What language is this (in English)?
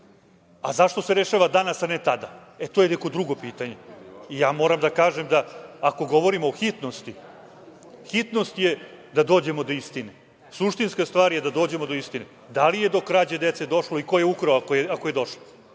Serbian